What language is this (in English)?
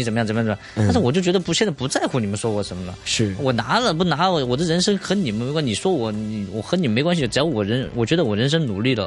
Chinese